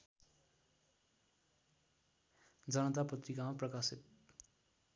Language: Nepali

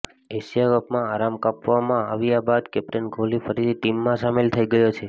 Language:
Gujarati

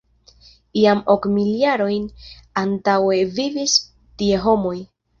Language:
Esperanto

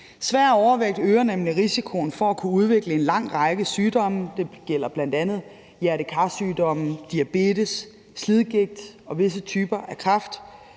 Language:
Danish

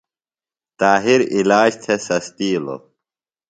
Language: Phalura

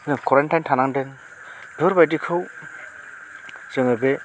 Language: Bodo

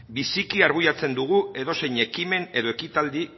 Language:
Basque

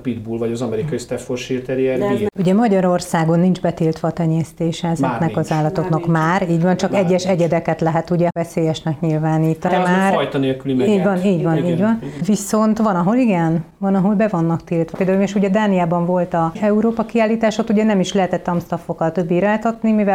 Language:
Hungarian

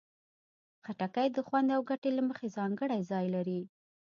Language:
Pashto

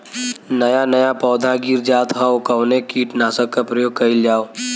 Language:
Bhojpuri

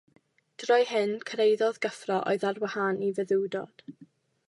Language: Welsh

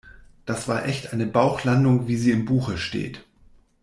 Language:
German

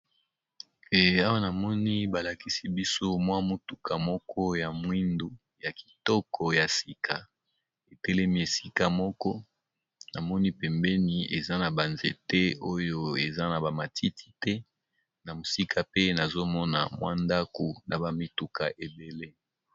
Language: Lingala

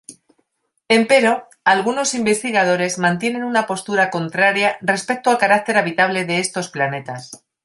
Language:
Spanish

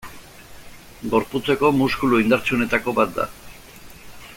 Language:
Basque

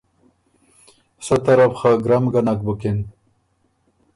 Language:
Ormuri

